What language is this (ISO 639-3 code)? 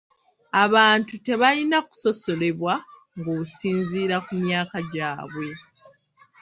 lug